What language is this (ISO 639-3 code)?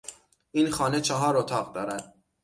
fas